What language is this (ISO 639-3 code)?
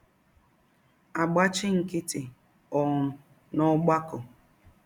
ibo